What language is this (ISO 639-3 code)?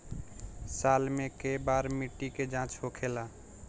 bho